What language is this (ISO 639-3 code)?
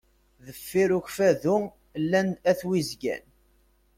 kab